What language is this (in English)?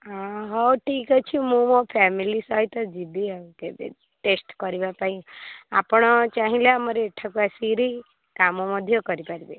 Odia